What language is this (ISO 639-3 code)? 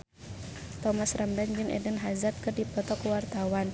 sun